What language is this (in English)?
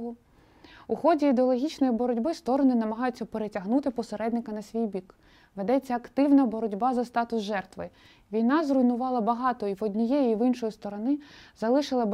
Ukrainian